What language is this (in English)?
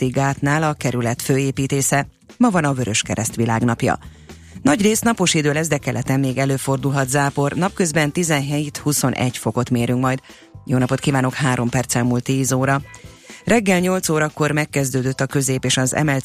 Hungarian